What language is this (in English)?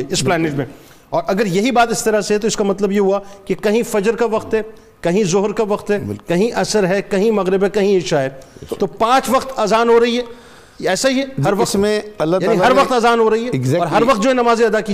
Urdu